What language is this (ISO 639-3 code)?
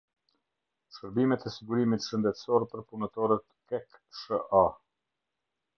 sqi